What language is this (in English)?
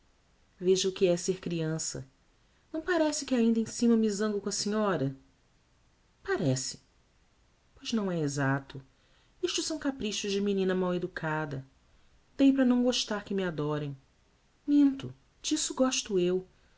Portuguese